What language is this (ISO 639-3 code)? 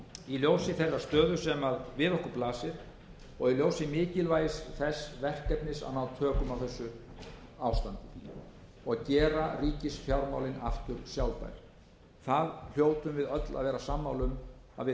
isl